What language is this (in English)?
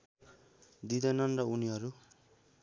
Nepali